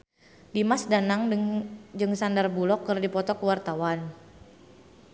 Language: Sundanese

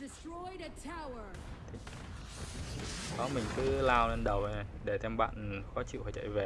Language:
Vietnamese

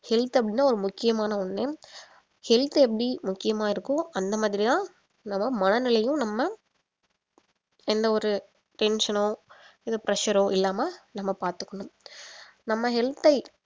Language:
Tamil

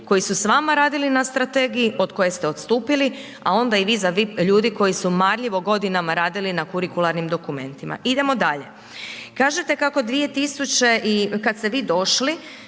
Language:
Croatian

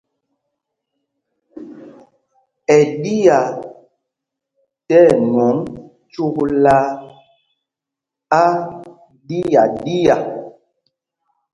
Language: Mpumpong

